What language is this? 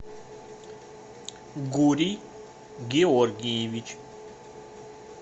Russian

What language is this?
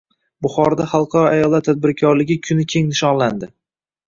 Uzbek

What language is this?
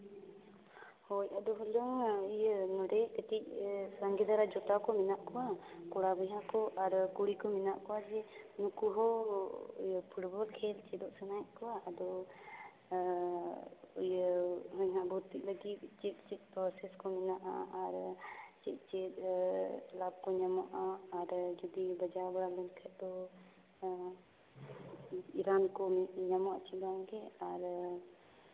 Santali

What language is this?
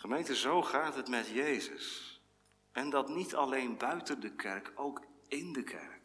Dutch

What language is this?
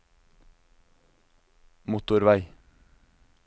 Norwegian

